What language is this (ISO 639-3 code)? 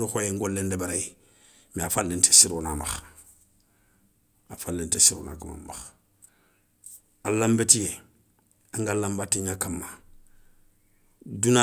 snk